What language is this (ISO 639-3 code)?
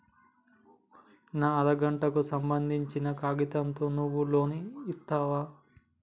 tel